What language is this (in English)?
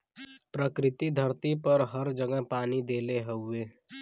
Bhojpuri